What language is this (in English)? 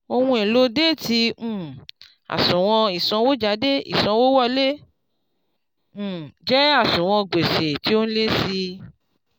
Yoruba